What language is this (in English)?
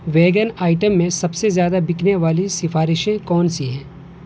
Urdu